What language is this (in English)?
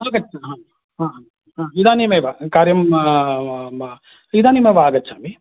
Sanskrit